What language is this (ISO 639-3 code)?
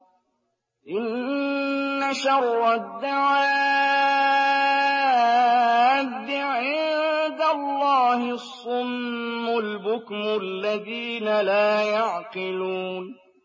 ara